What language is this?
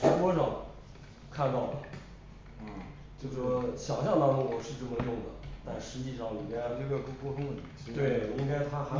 Chinese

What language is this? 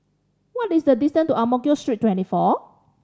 English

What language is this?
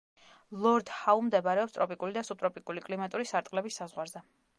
Georgian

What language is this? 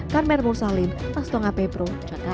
Indonesian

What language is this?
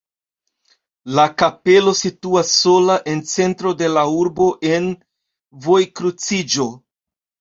Esperanto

